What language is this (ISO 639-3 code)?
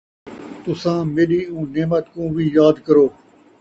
skr